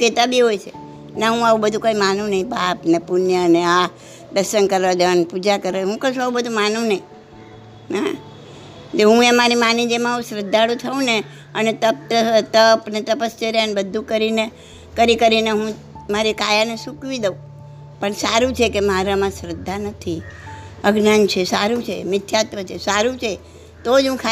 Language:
Gujarati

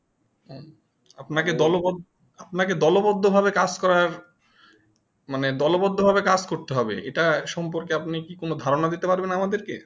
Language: Bangla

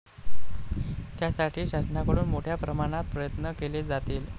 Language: Marathi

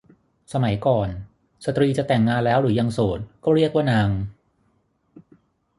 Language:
Thai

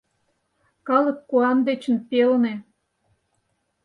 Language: Mari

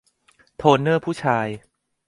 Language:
Thai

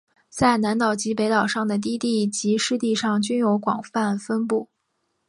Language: Chinese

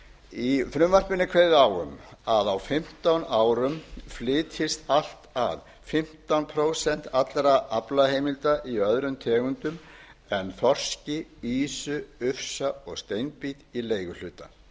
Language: Icelandic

